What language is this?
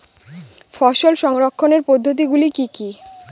Bangla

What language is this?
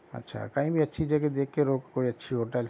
Urdu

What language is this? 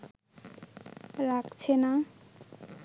Bangla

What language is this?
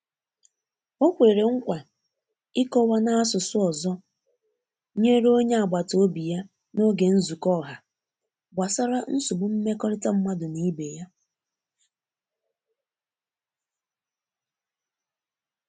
Igbo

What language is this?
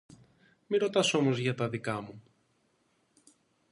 Greek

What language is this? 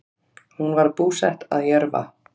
Icelandic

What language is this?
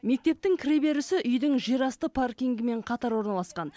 Kazakh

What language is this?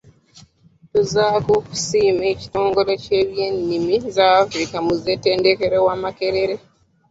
Ganda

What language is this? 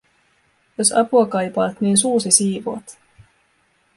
Finnish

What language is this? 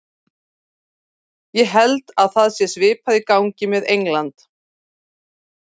Icelandic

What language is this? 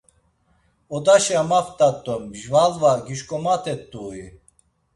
Laz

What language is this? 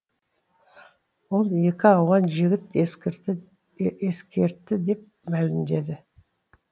Kazakh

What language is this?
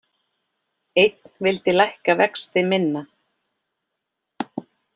Icelandic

